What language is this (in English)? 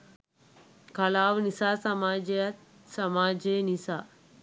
Sinhala